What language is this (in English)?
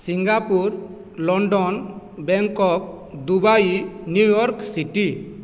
Odia